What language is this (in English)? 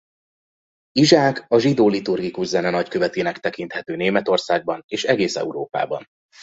Hungarian